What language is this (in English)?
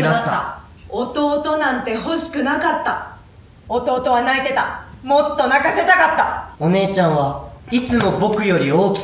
Japanese